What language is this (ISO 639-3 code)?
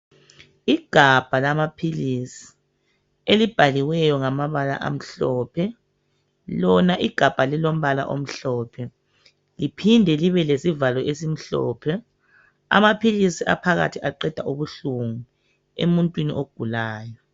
nde